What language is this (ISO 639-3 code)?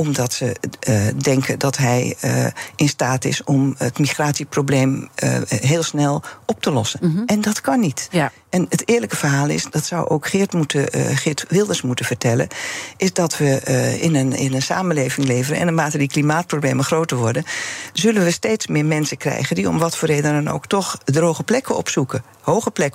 nld